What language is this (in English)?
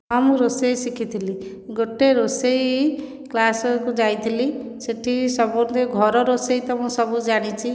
Odia